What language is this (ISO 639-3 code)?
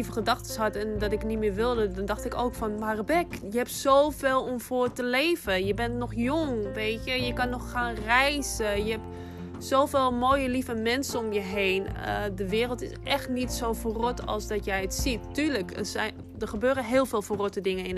nld